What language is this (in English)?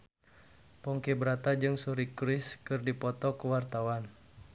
Sundanese